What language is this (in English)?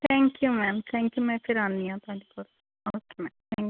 Punjabi